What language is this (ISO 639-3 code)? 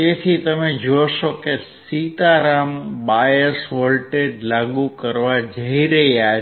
guj